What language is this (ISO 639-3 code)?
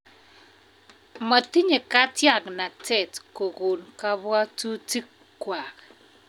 kln